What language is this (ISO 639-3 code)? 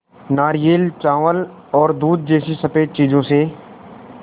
hin